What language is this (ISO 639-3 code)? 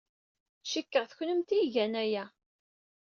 kab